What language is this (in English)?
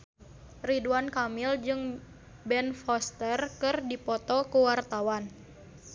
Sundanese